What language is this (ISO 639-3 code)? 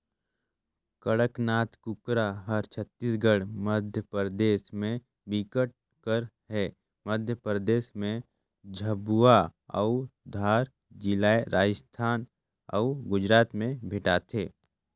hne